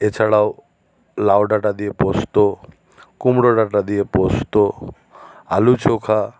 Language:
Bangla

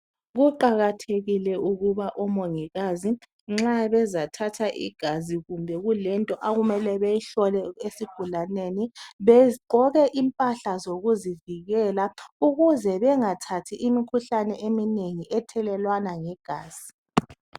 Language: North Ndebele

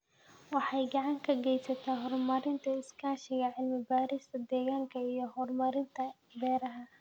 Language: Somali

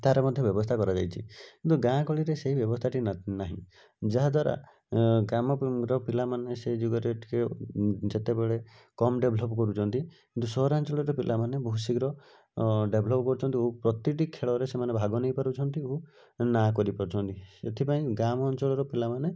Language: Odia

